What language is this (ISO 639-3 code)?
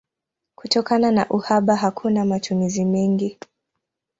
swa